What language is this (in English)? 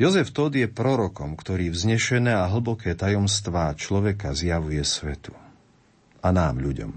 Slovak